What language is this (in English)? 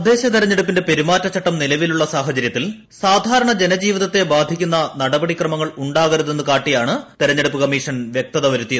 Malayalam